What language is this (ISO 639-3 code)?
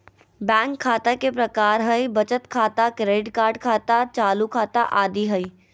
mag